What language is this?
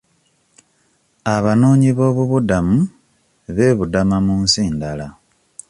Ganda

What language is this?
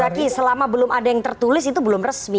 Indonesian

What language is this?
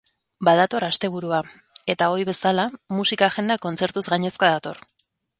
Basque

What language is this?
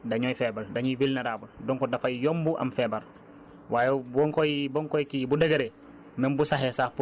Wolof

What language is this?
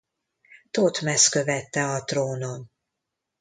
Hungarian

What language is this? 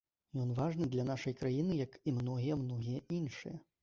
Belarusian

